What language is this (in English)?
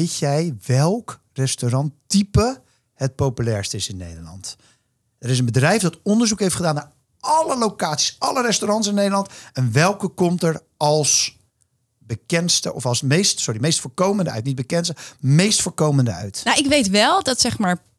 Dutch